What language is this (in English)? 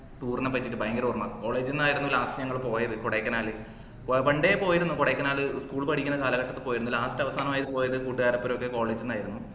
Malayalam